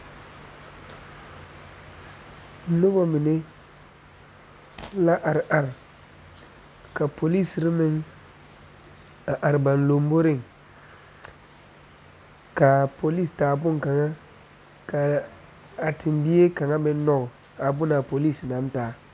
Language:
Southern Dagaare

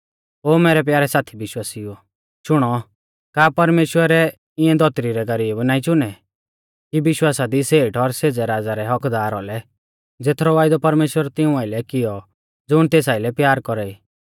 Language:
Mahasu Pahari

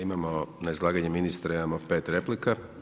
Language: Croatian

